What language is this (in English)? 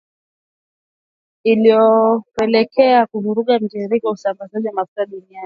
Swahili